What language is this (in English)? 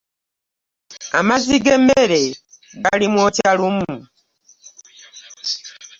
Ganda